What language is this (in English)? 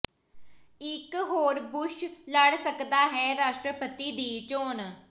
Punjabi